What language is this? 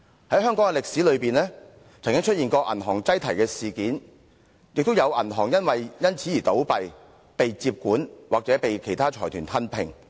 Cantonese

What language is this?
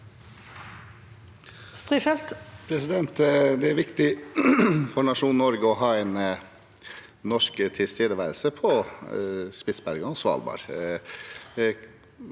Norwegian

